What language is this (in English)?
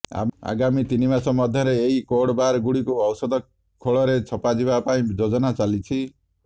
Odia